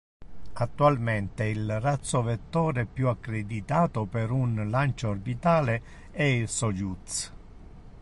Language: Italian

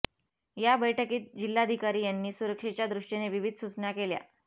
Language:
Marathi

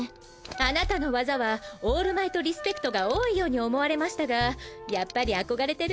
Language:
Japanese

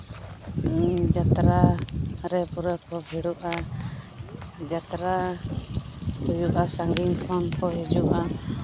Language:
Santali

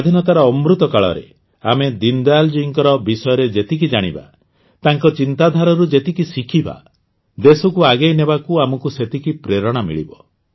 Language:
Odia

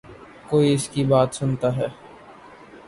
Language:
Urdu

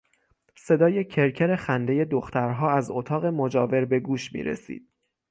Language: Persian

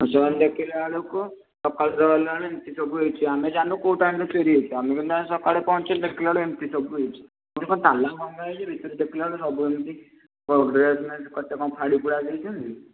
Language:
Odia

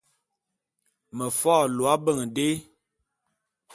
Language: Bulu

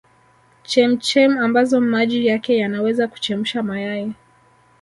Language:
Swahili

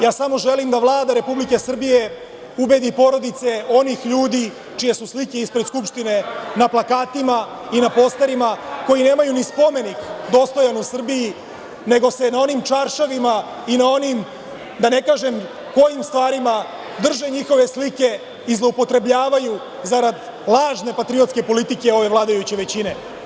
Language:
Serbian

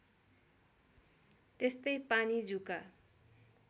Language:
Nepali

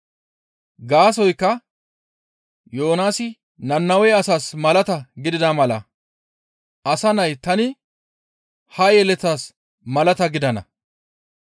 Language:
Gamo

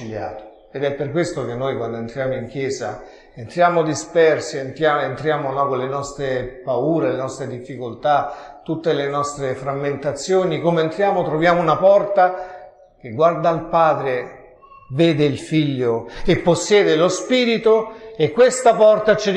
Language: Italian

